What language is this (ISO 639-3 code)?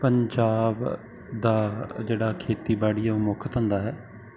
pan